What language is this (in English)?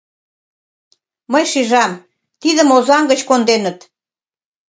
Mari